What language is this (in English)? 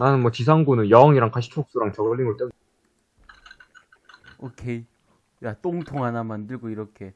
Korean